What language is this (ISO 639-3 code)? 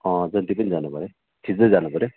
nep